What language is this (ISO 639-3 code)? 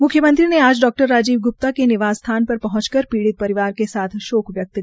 hin